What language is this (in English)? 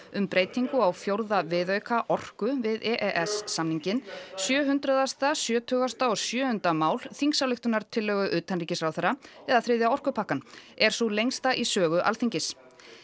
Icelandic